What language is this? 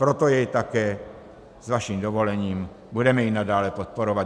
Czech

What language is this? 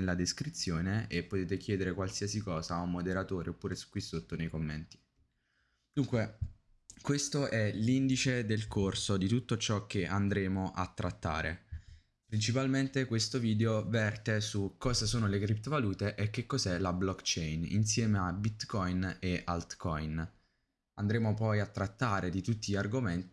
Italian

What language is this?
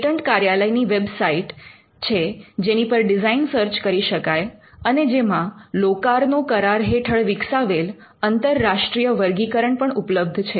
Gujarati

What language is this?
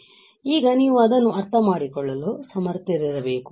Kannada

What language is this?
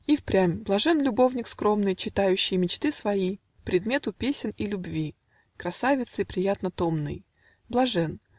Russian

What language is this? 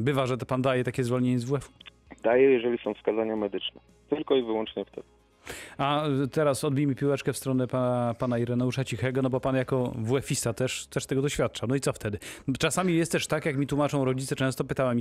Polish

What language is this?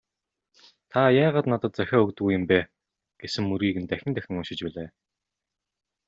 Mongolian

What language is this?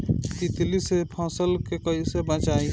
Bhojpuri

